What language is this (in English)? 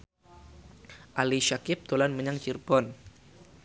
Javanese